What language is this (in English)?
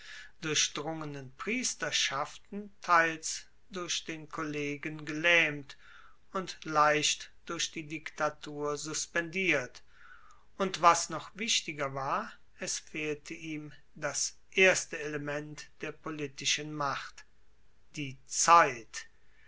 German